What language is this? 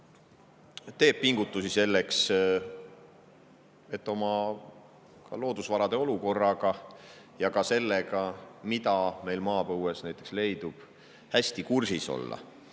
Estonian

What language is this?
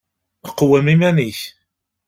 Kabyle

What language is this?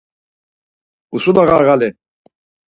Laz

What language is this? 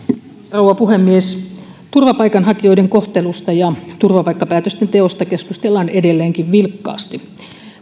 Finnish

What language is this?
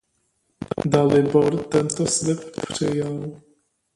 Czech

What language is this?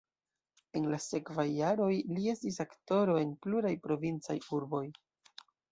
Esperanto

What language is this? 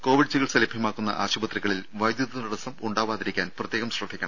Malayalam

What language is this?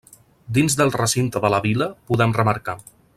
Catalan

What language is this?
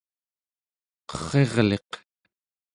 Central Yupik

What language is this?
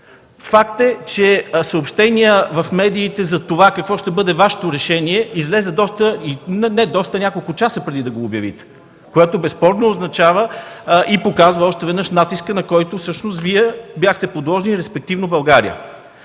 Bulgarian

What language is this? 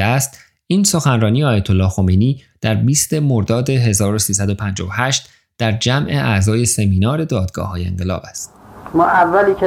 Persian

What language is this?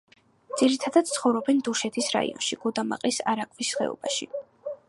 Georgian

